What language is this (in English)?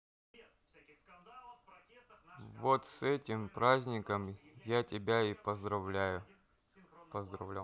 Russian